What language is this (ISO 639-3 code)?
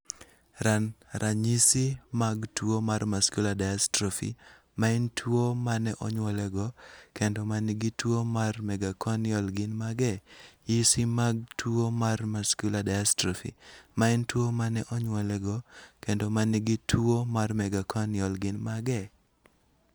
luo